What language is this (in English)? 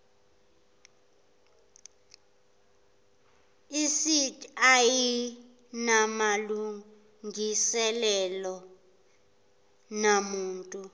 Zulu